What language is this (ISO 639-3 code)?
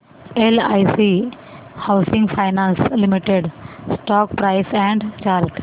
mar